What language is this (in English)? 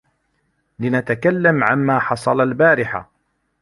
Arabic